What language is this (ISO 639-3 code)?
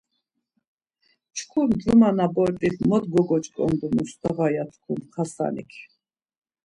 lzz